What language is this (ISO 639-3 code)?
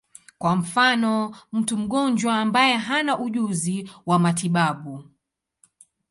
swa